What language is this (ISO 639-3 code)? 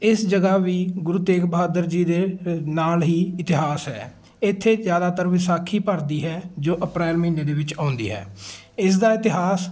pan